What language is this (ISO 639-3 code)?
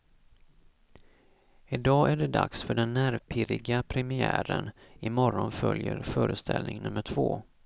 swe